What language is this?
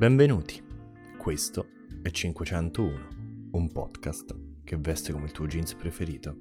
Italian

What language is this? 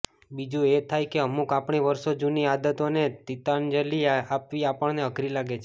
Gujarati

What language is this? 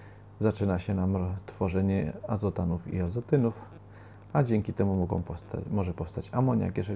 Polish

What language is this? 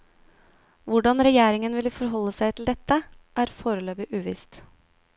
Norwegian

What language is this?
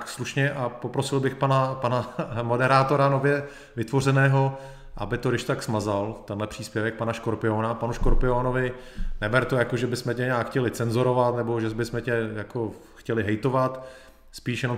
Czech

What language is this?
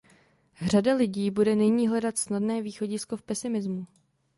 Czech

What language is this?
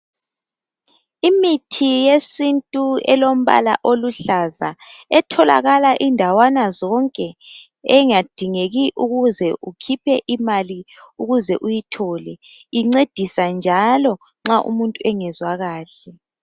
North Ndebele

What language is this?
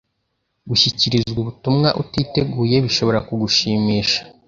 Kinyarwanda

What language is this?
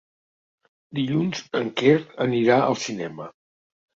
Catalan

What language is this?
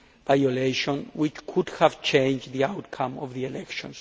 English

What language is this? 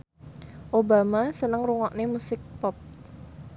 Javanese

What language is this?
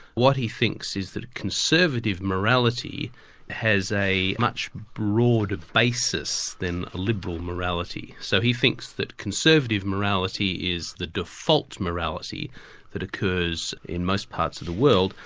English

